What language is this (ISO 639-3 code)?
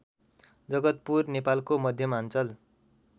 nep